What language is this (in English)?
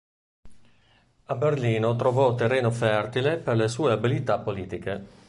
Italian